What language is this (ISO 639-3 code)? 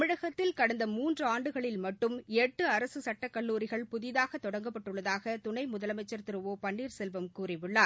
tam